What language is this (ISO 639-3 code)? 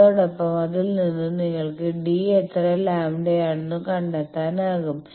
mal